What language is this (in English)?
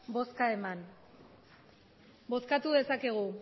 Basque